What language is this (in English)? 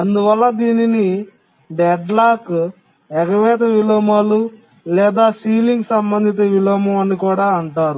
Telugu